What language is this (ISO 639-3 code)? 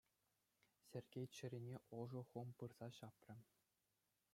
chv